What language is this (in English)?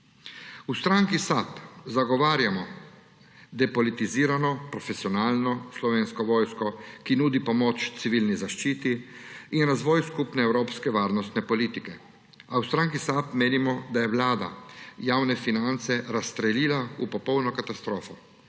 Slovenian